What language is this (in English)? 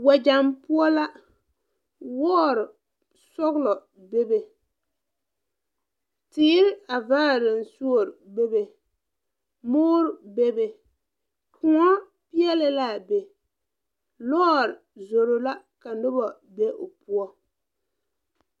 Southern Dagaare